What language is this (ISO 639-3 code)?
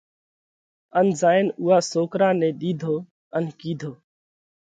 kvx